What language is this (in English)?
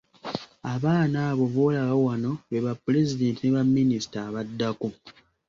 Ganda